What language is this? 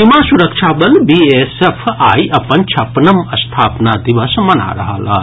Maithili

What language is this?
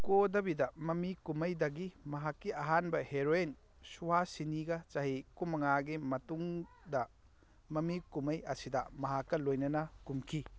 Manipuri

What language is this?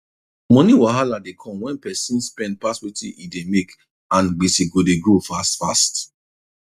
Nigerian Pidgin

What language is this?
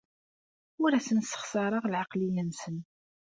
Kabyle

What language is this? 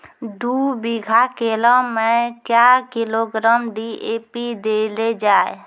Maithili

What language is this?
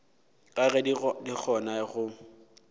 Northern Sotho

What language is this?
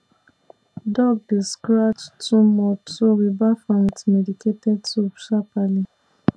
Nigerian Pidgin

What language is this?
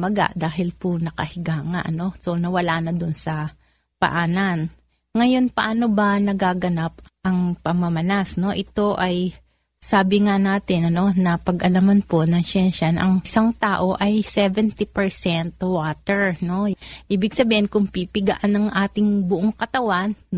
Filipino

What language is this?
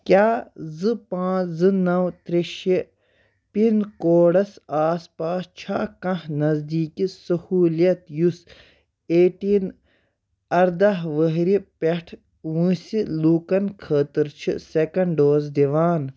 Kashmiri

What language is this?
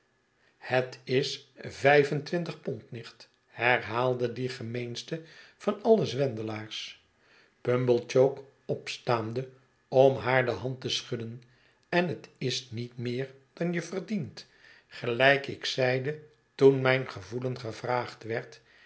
Dutch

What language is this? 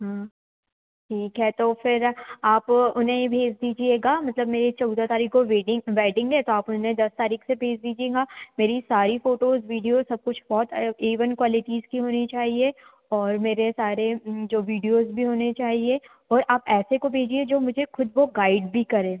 Hindi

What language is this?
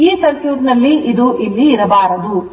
Kannada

